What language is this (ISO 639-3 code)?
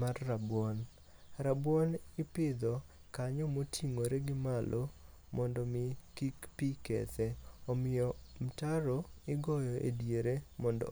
luo